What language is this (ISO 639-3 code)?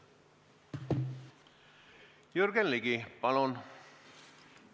est